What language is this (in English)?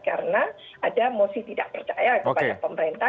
Indonesian